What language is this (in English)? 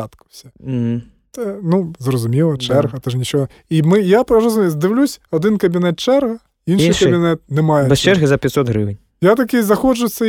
Ukrainian